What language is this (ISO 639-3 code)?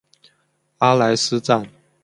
zho